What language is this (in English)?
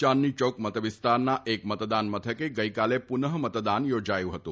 Gujarati